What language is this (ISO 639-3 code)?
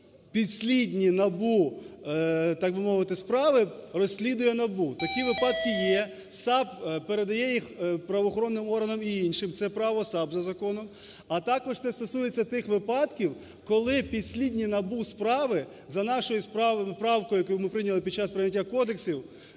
ukr